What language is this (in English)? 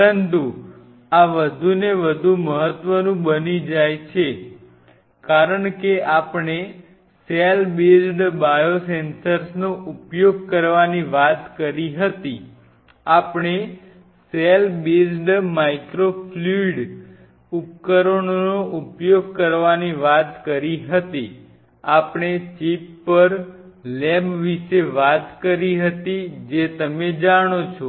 Gujarati